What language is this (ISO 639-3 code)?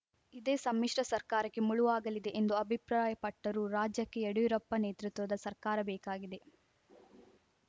kan